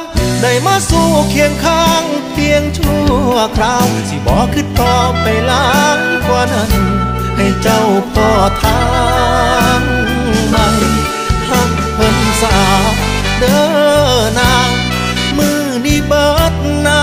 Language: Thai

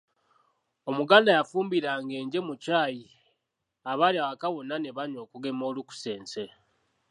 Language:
Ganda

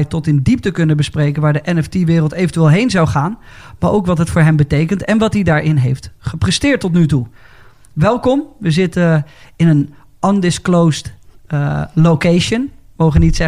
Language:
Dutch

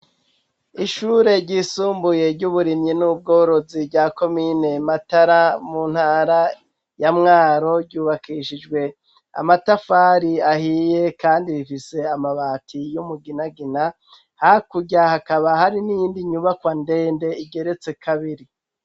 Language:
Rundi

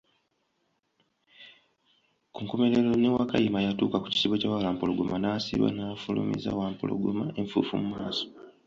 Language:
Ganda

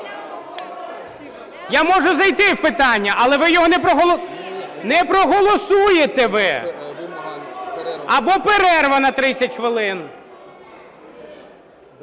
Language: Ukrainian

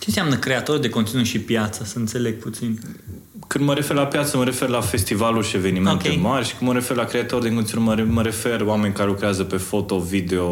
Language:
Romanian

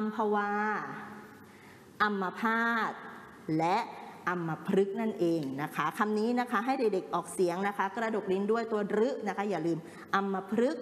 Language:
Thai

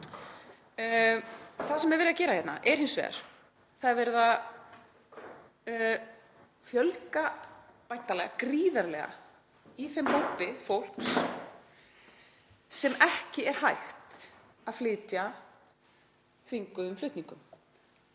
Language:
Icelandic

